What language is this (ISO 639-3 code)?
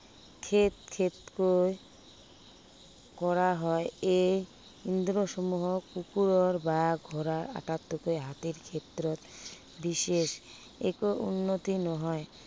asm